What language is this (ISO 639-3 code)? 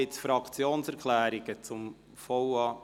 gsw